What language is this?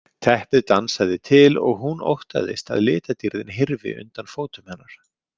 Icelandic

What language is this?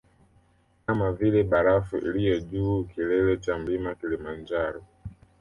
Swahili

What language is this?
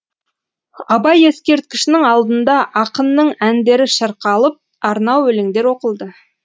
Kazakh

